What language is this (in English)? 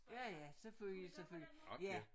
Danish